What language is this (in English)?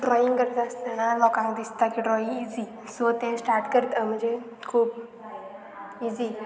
Konkani